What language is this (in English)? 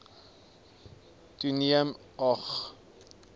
Afrikaans